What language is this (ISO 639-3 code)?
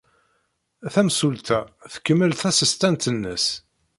kab